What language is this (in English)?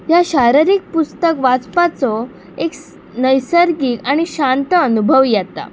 Konkani